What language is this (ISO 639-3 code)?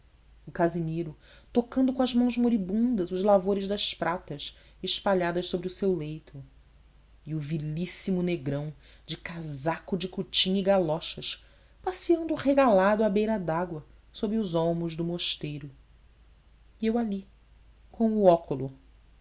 por